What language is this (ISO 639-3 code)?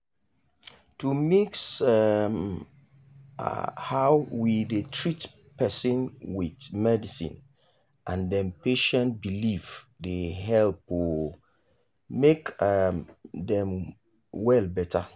pcm